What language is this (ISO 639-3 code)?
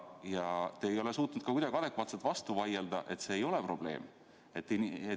est